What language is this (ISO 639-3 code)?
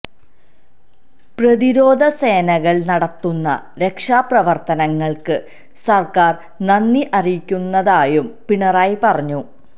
mal